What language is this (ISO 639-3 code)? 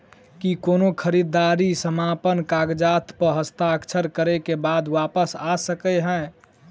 mai